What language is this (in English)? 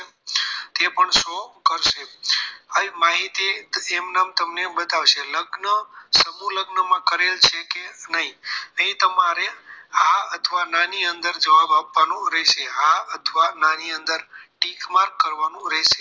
Gujarati